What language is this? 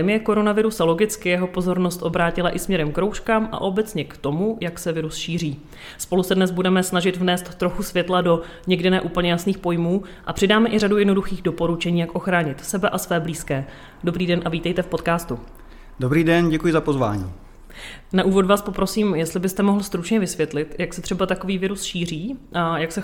Czech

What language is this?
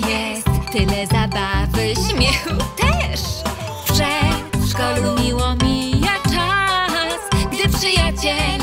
Polish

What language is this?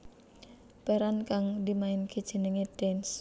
Javanese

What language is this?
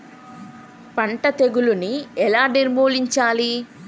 Telugu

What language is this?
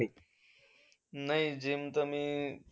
Marathi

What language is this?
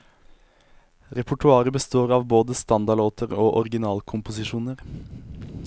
Norwegian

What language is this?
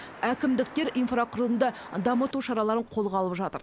Kazakh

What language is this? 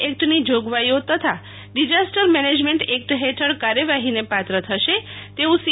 Gujarati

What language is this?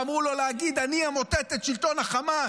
Hebrew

